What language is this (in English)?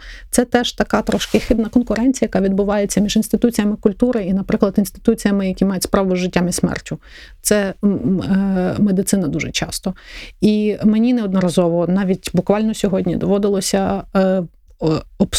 Ukrainian